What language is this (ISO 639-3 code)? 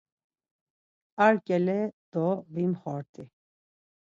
lzz